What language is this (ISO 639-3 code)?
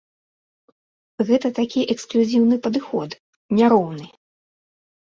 bel